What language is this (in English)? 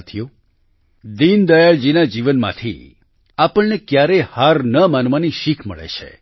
Gujarati